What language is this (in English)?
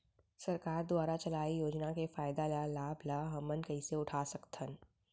Chhattisgarhi